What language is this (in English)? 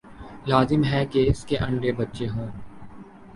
Urdu